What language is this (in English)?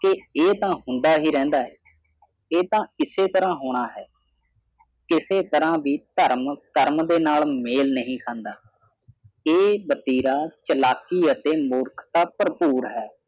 Punjabi